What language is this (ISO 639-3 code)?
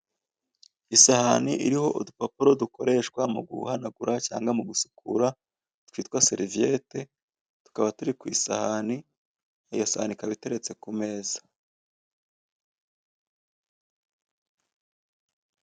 kin